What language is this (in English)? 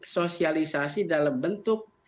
Indonesian